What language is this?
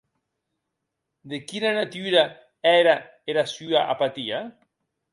Occitan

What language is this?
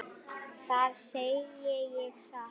Icelandic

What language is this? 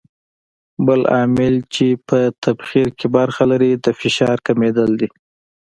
Pashto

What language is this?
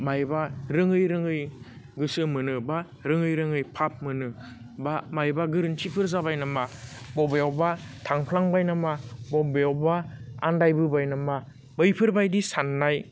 Bodo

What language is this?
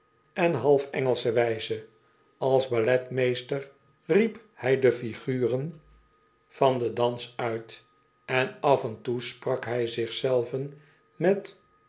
Dutch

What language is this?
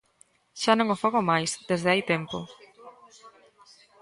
Galician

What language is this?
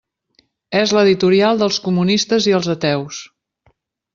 Catalan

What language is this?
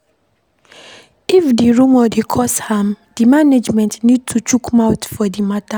Nigerian Pidgin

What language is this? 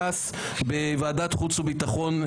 Hebrew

